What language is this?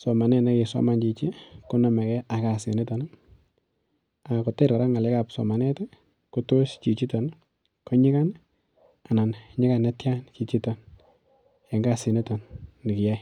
Kalenjin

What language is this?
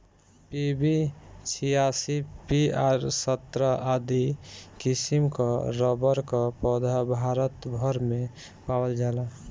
Bhojpuri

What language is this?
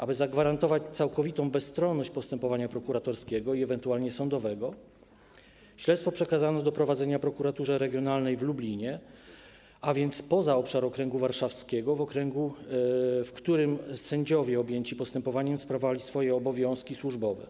Polish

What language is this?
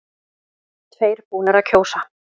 Icelandic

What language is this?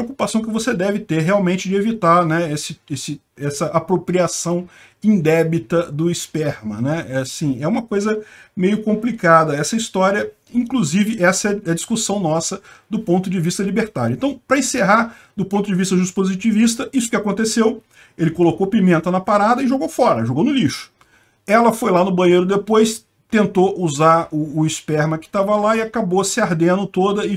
Portuguese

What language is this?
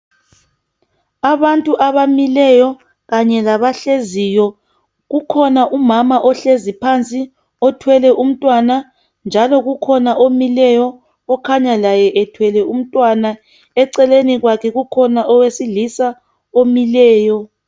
North Ndebele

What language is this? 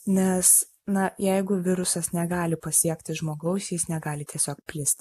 Lithuanian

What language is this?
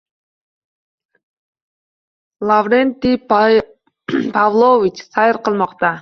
Uzbek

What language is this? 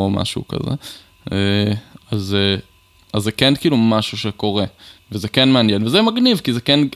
Hebrew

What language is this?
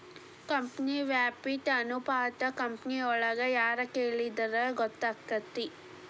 Kannada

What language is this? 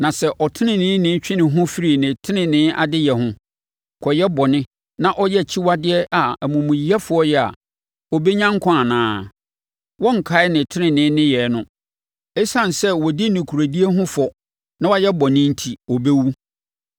Akan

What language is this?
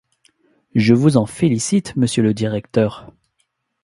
French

